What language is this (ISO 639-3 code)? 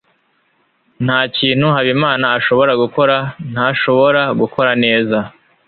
kin